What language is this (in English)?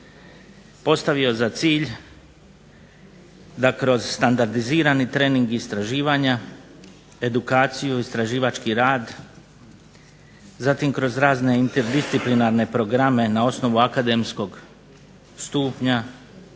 Croatian